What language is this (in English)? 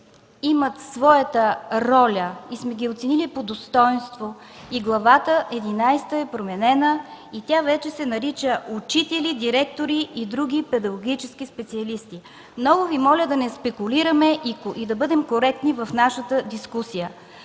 Bulgarian